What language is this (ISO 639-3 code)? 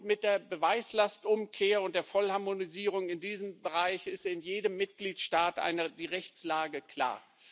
deu